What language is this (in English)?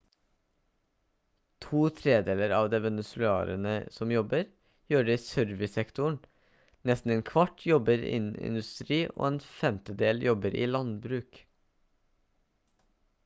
Norwegian Bokmål